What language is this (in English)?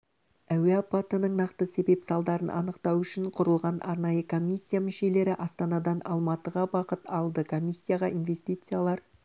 Kazakh